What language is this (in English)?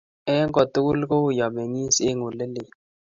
Kalenjin